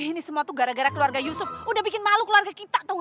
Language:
Indonesian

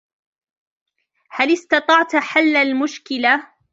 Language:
Arabic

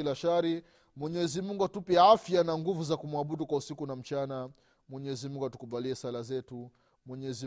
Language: Swahili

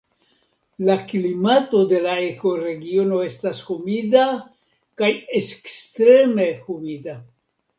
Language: Esperanto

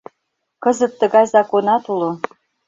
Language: Mari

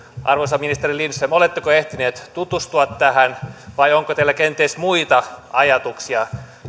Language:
Finnish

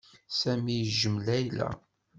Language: Kabyle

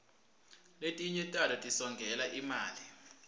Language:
Swati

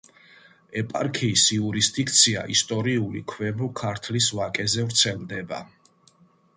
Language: Georgian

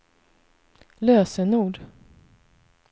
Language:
Swedish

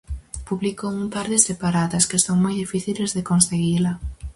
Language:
Galician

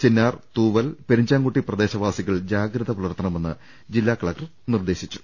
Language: Malayalam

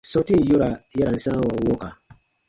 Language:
Baatonum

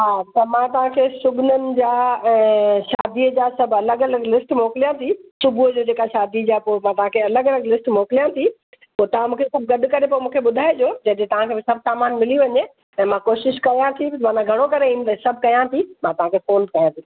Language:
Sindhi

